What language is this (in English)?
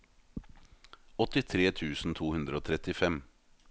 Norwegian